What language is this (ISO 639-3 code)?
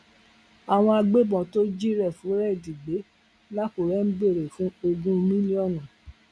yor